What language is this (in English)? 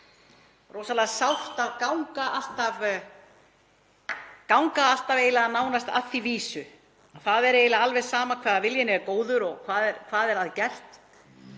Icelandic